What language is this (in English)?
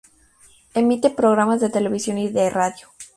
Spanish